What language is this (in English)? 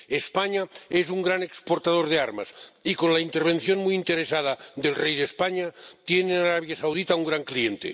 Spanish